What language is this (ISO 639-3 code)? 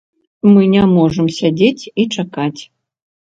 bel